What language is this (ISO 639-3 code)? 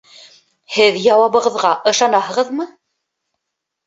bak